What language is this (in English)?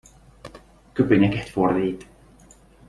Hungarian